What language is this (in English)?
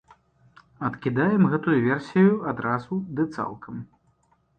Belarusian